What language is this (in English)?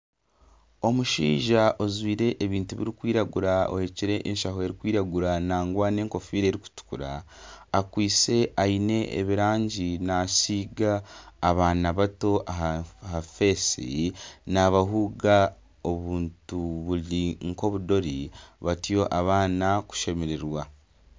Nyankole